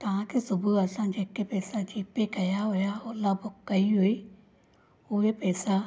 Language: Sindhi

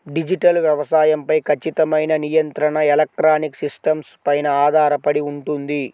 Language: Telugu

